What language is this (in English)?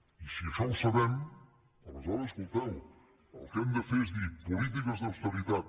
Catalan